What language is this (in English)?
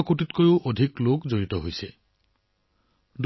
Assamese